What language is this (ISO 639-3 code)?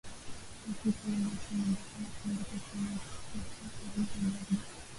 swa